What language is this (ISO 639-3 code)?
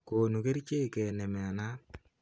kln